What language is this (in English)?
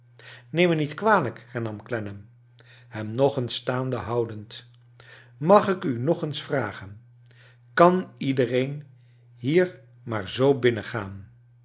Dutch